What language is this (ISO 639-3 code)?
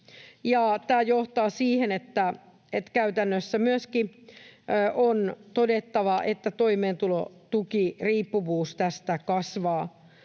fin